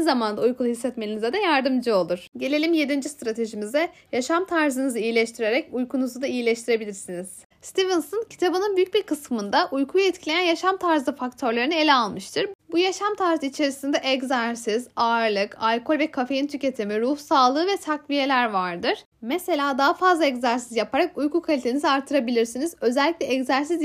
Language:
Turkish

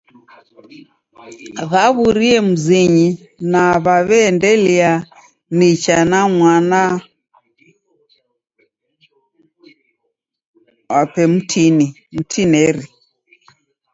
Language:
Taita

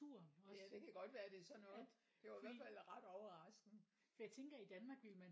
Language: Danish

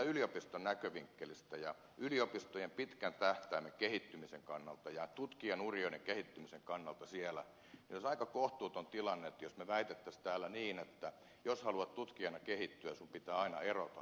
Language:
Finnish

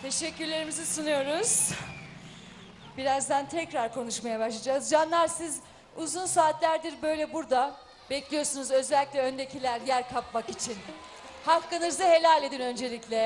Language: Turkish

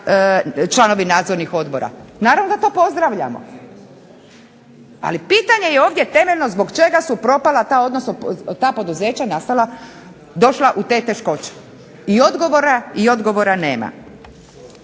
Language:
Croatian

